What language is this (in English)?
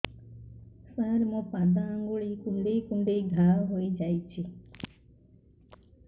Odia